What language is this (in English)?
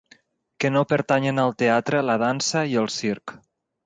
Catalan